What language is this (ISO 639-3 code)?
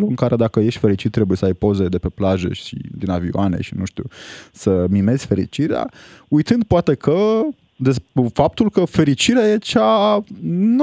ron